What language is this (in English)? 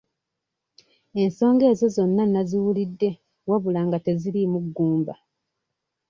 Ganda